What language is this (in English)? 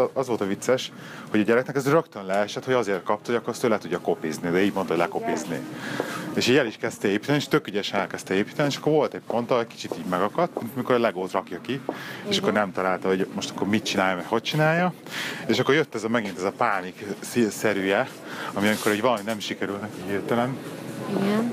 Hungarian